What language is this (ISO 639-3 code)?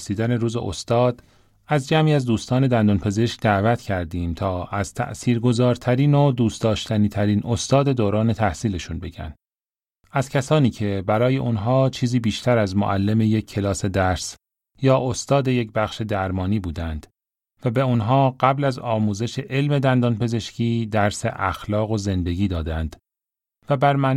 fas